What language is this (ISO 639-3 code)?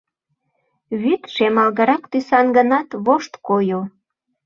chm